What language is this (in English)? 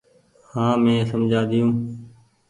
Goaria